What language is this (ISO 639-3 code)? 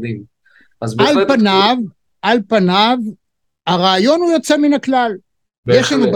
heb